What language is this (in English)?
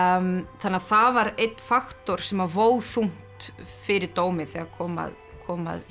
Icelandic